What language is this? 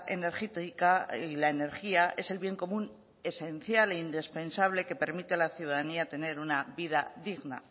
Spanish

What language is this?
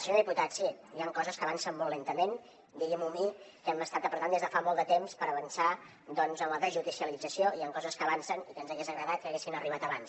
Catalan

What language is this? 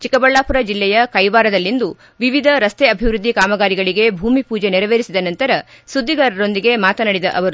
Kannada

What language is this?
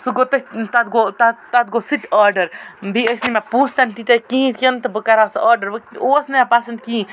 Kashmiri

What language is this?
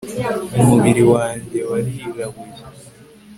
Kinyarwanda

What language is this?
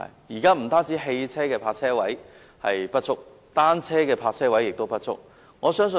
Cantonese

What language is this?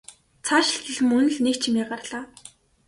Mongolian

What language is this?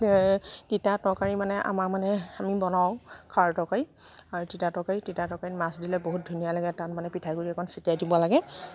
Assamese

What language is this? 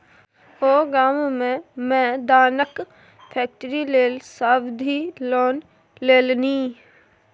Maithili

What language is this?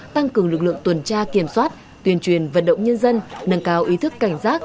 Vietnamese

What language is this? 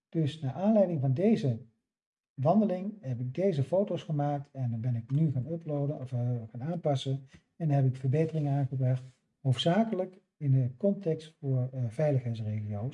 Dutch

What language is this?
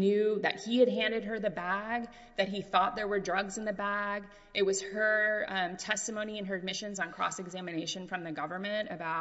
English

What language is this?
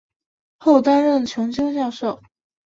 Chinese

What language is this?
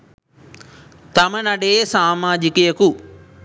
Sinhala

